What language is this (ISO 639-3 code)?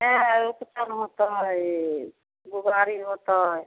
mai